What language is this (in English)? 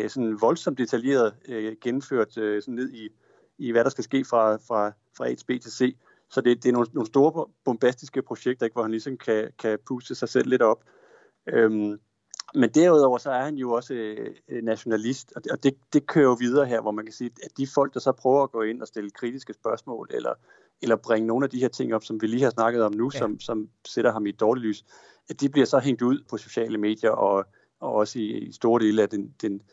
Danish